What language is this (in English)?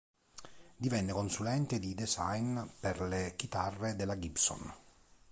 Italian